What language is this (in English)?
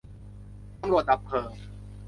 Thai